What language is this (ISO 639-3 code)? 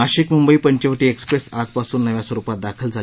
mar